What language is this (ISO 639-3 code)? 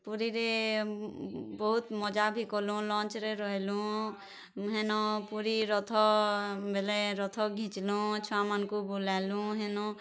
ori